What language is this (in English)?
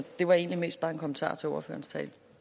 Danish